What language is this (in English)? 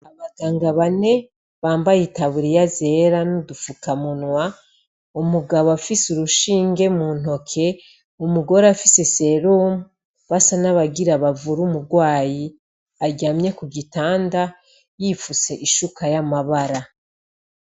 Rundi